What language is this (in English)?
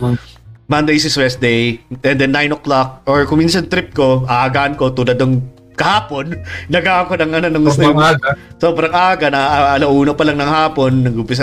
Filipino